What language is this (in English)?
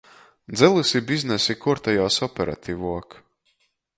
Latgalian